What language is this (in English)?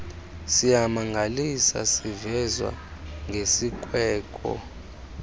Xhosa